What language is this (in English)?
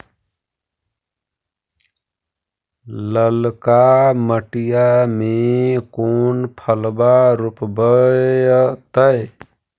Magahi